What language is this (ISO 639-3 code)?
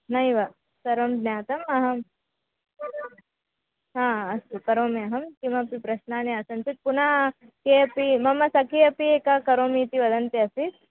san